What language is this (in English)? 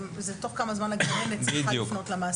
Hebrew